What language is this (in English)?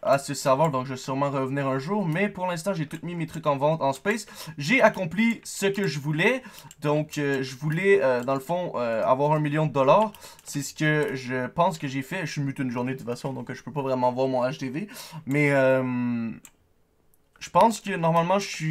French